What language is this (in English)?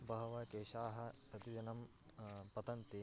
Sanskrit